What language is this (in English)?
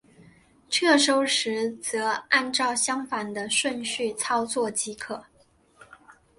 Chinese